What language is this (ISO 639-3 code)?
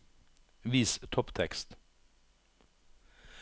nor